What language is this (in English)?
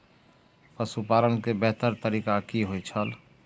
Maithili